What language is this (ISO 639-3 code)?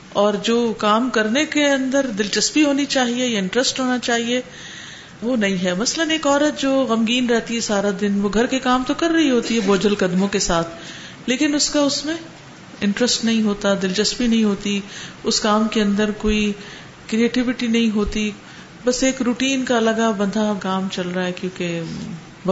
urd